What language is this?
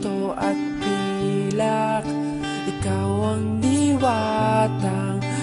Indonesian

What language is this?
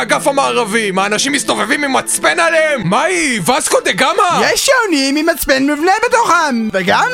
Hebrew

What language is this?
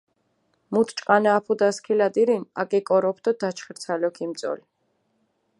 Mingrelian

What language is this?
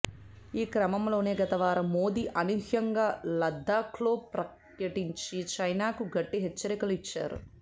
Telugu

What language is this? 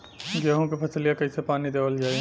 Bhojpuri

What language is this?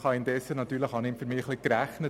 Swiss German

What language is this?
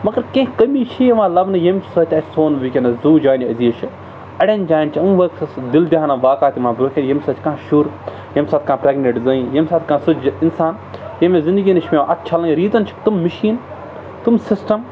Kashmiri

